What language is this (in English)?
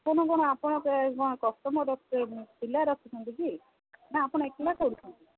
Odia